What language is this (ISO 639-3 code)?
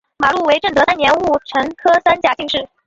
zho